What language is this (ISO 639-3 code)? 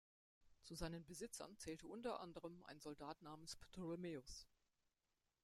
deu